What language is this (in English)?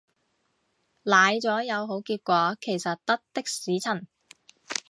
Cantonese